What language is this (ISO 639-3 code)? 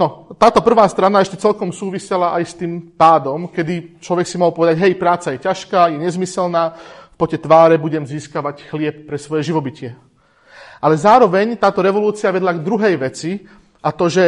slk